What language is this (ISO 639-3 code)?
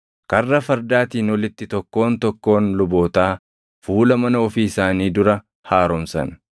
orm